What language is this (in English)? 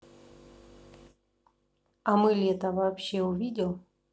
Russian